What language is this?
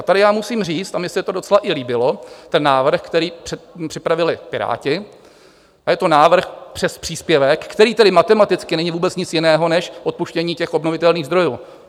Czech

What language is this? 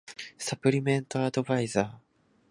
Japanese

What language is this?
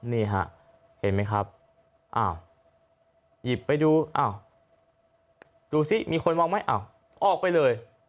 Thai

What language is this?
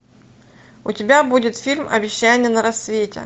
Russian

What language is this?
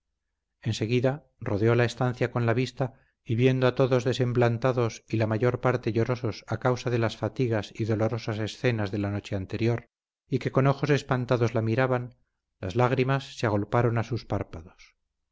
Spanish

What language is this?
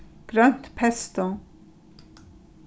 Faroese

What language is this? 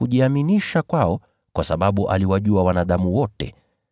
Swahili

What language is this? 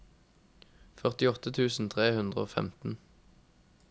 Norwegian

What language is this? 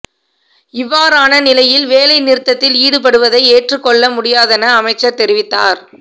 Tamil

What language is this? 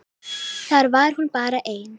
Icelandic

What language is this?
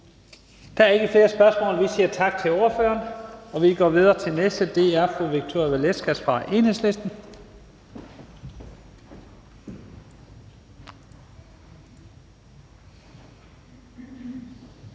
Danish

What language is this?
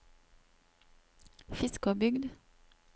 Norwegian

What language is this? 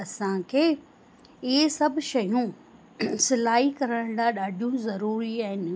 Sindhi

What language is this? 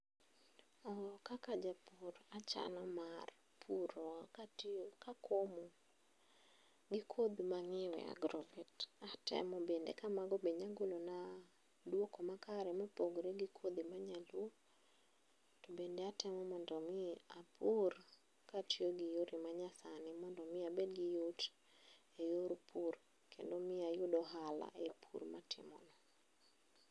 Luo (Kenya and Tanzania)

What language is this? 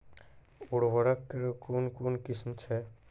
Maithili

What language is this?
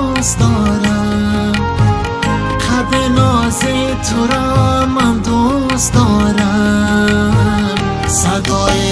Persian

